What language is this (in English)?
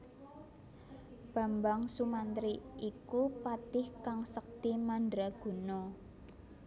Javanese